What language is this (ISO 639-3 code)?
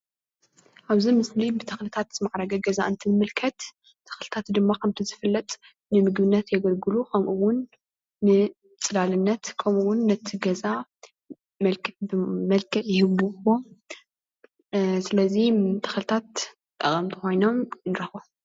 tir